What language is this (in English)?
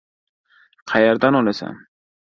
Uzbek